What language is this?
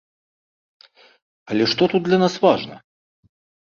Belarusian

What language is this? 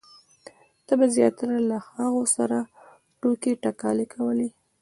Pashto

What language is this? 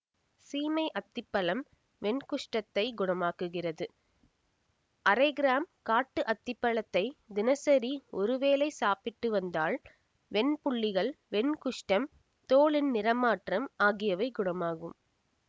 Tamil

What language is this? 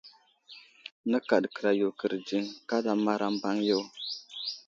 Wuzlam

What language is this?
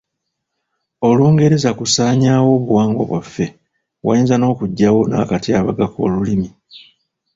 Ganda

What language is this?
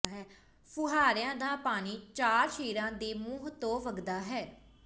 Punjabi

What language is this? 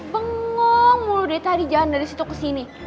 Indonesian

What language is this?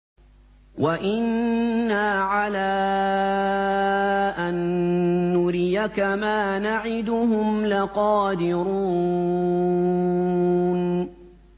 Arabic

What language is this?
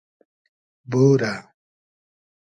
Hazaragi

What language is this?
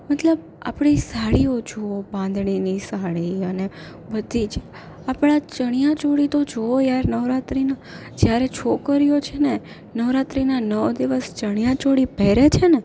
Gujarati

